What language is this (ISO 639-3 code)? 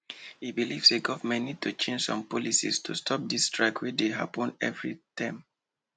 pcm